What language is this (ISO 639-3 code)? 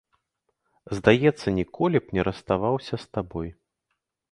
bel